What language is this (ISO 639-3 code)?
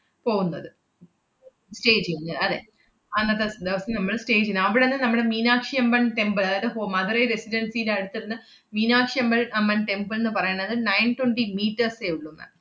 mal